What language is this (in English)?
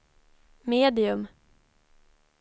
Swedish